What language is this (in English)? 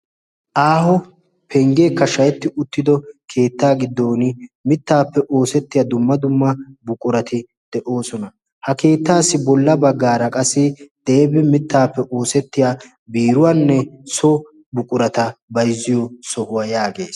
Wolaytta